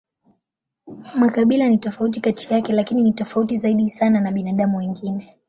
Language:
Swahili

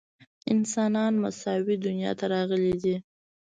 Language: Pashto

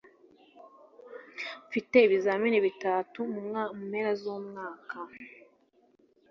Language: Kinyarwanda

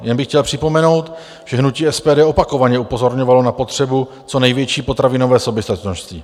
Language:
Czech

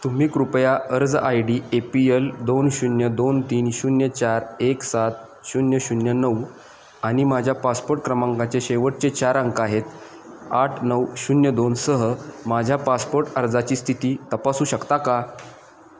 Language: Marathi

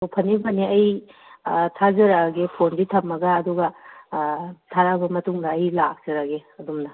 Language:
Manipuri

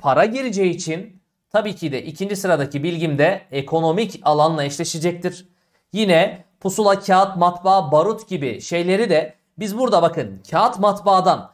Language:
Turkish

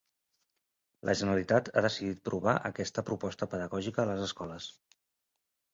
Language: Catalan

